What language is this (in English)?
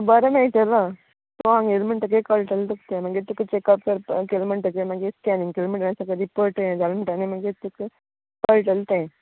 Konkani